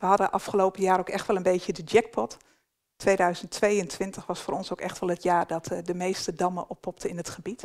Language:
Dutch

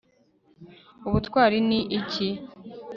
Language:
Kinyarwanda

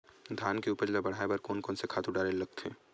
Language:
Chhattisgarhi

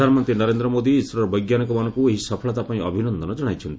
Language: Odia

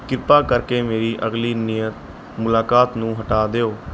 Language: Punjabi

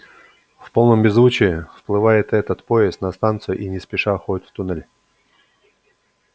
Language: Russian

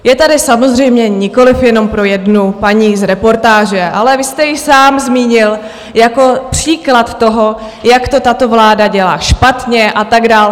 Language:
Czech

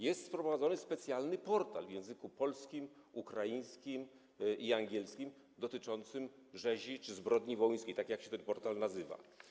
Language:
Polish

